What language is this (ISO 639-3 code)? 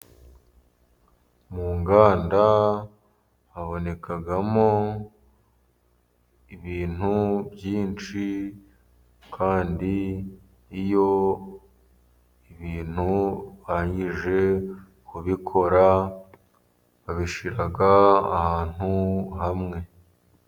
kin